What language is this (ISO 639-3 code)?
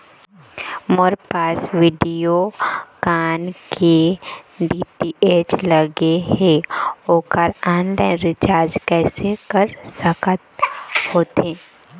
hne